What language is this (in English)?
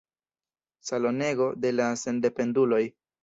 Esperanto